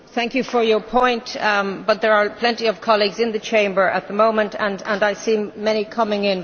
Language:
English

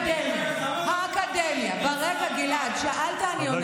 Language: Hebrew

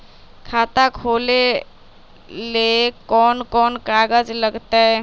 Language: Magahi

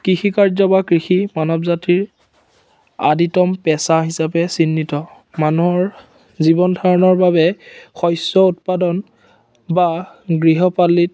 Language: Assamese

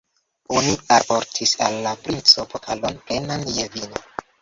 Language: Esperanto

